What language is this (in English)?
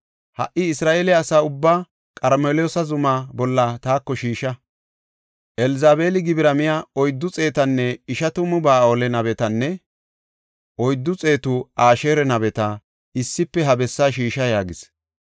Gofa